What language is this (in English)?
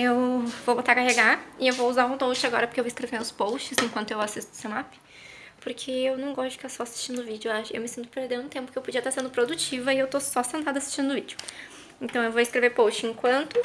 Portuguese